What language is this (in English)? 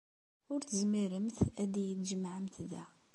Kabyle